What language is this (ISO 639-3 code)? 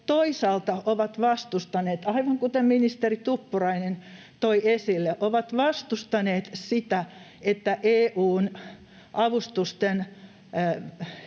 fin